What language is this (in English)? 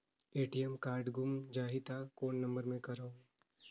Chhattisgarhi